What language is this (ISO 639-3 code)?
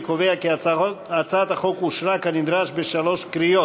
heb